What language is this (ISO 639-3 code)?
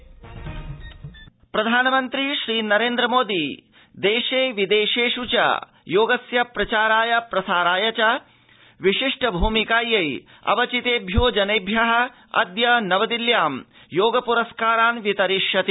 san